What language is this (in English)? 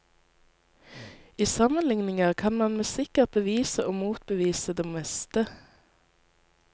Norwegian